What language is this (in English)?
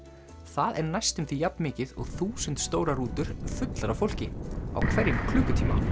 Icelandic